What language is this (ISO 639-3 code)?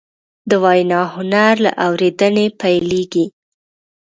pus